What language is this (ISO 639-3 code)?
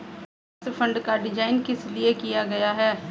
hin